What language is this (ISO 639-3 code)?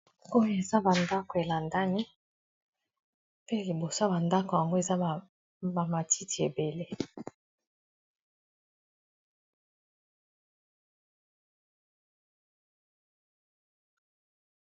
lin